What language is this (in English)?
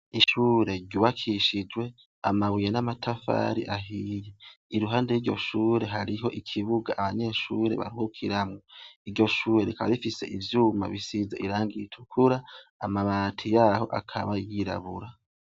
Rundi